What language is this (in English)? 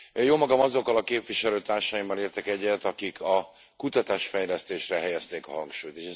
Hungarian